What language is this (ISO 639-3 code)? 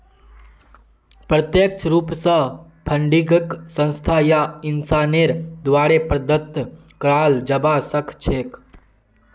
mag